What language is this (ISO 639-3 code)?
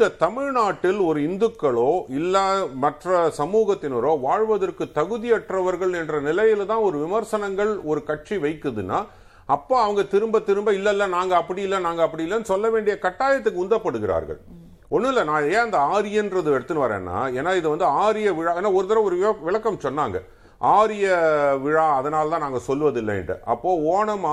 tam